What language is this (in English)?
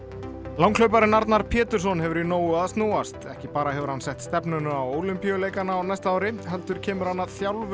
Icelandic